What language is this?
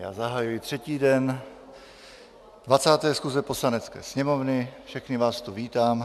Czech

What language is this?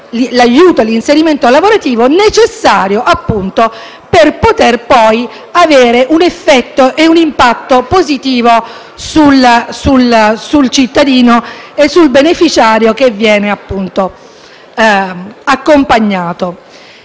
Italian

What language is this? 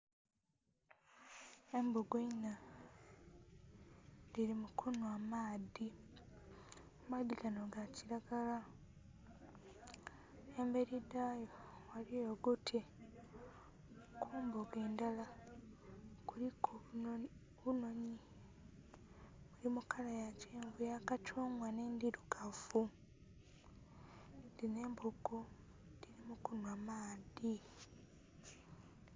Soga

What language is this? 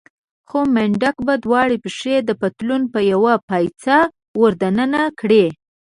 Pashto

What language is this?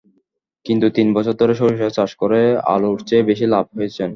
Bangla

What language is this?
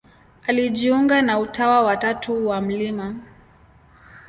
Swahili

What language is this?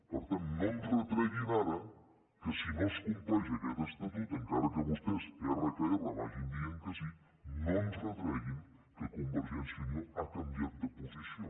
Catalan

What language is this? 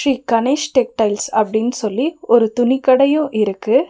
Tamil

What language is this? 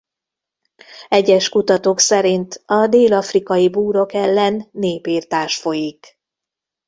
Hungarian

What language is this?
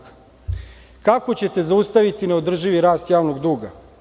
Serbian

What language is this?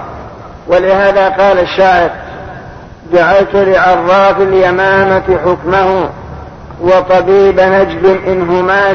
Arabic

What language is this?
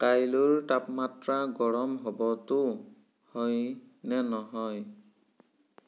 Assamese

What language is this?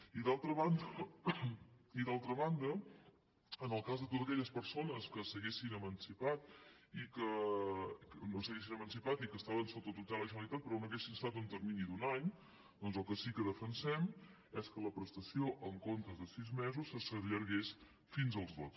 Catalan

